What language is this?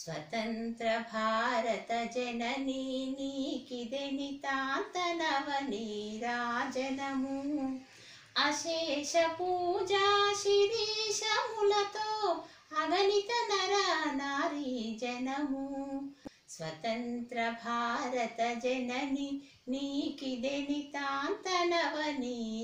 Hindi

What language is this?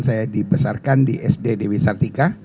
Indonesian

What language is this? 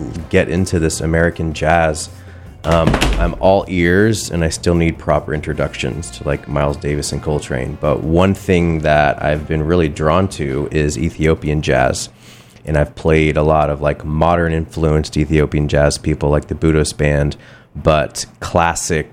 English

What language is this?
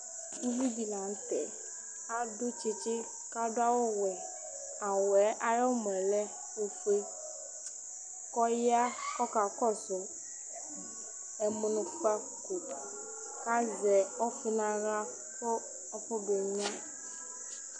Ikposo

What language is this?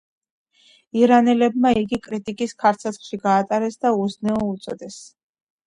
Georgian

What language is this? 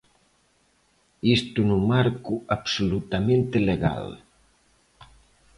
Galician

